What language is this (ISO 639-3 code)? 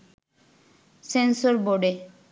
ben